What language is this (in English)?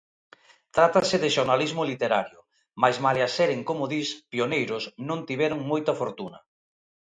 Galician